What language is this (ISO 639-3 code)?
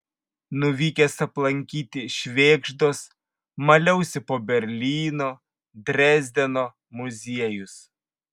lit